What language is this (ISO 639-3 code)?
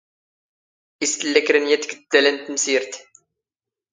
zgh